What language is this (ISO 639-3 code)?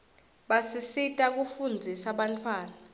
ssw